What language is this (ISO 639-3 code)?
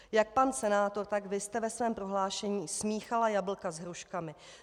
ces